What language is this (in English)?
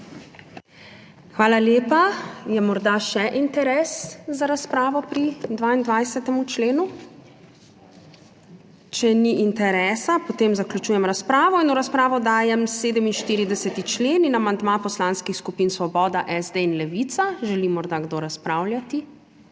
Slovenian